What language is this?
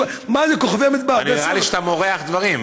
Hebrew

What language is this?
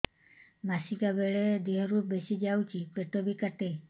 Odia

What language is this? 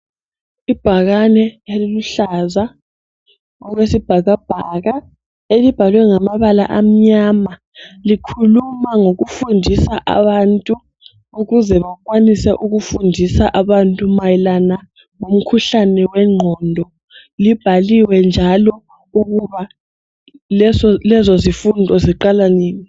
North Ndebele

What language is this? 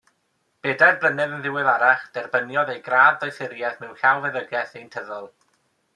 Welsh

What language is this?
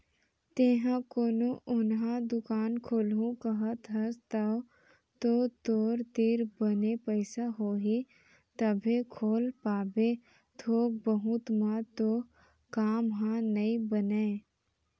Chhattisgarhi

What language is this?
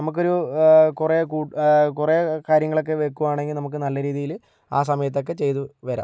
Malayalam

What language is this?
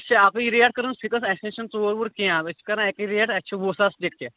Kashmiri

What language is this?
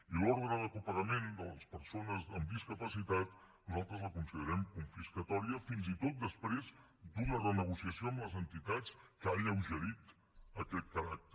Catalan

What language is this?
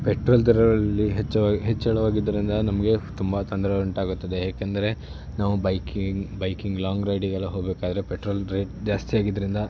Kannada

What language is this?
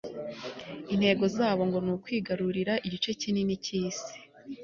Kinyarwanda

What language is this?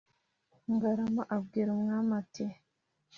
Kinyarwanda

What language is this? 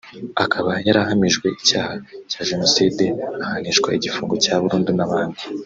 Kinyarwanda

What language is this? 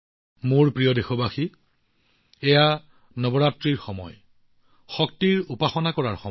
Assamese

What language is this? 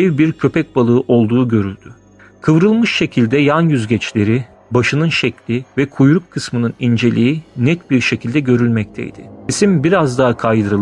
Turkish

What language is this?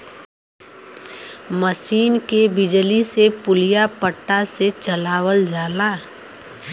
Bhojpuri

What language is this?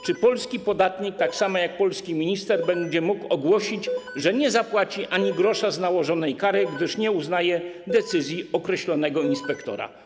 Polish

